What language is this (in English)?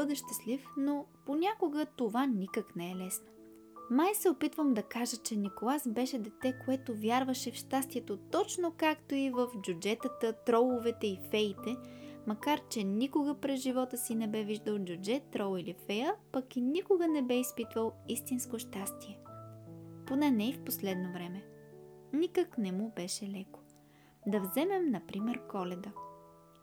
Bulgarian